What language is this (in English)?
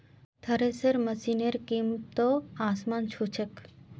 Magahi